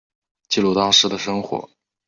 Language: Chinese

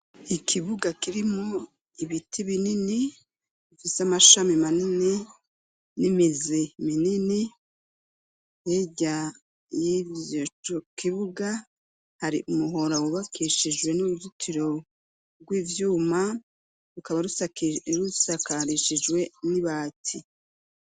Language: Rundi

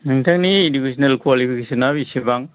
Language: Bodo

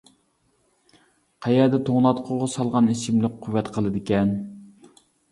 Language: Uyghur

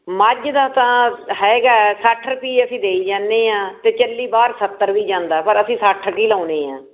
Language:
Punjabi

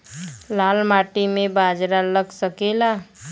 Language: Bhojpuri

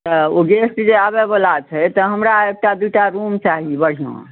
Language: Maithili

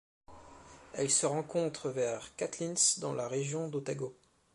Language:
French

